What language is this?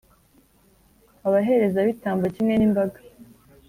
Kinyarwanda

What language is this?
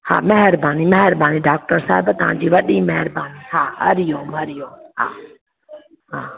Sindhi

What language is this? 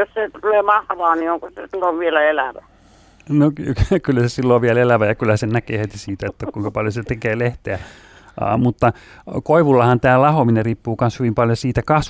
Finnish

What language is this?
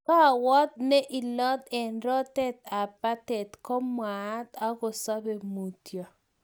Kalenjin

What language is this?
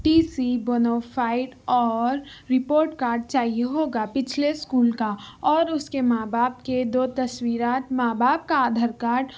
Urdu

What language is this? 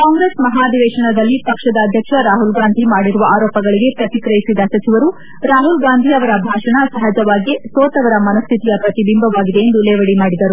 Kannada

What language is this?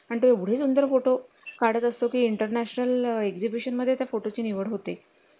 Marathi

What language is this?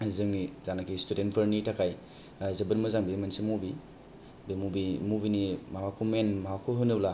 Bodo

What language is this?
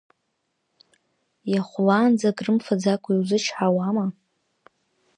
Abkhazian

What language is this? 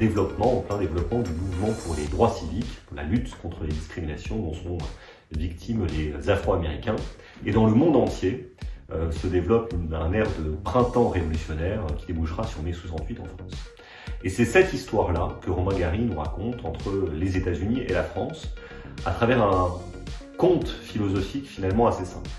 French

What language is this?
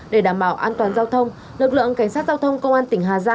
Vietnamese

